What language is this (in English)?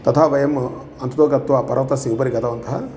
Sanskrit